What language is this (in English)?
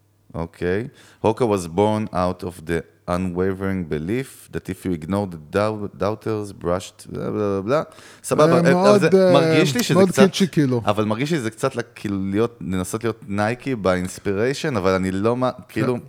Hebrew